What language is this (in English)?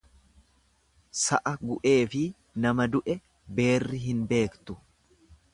Oromo